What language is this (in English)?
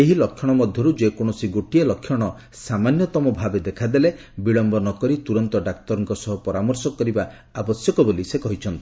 Odia